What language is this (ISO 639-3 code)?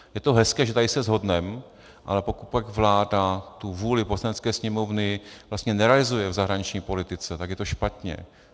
ces